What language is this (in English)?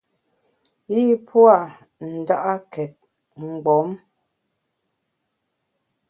Bamun